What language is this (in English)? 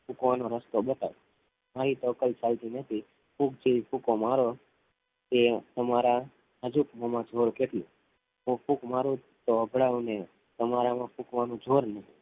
Gujarati